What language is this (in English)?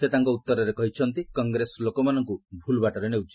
Odia